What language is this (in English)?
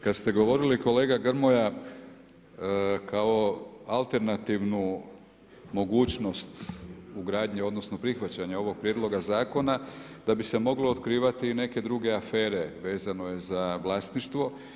Croatian